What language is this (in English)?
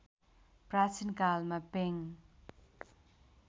Nepali